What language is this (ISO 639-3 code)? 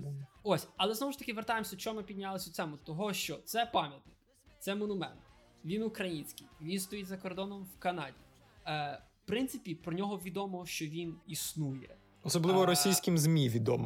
ukr